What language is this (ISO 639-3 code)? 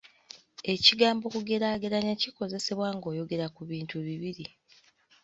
lug